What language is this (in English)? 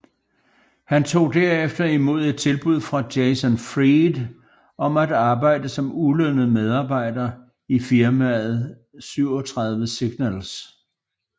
Danish